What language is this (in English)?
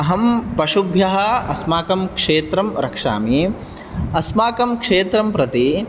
Sanskrit